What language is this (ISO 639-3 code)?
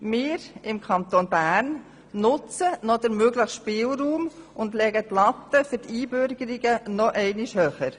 gsw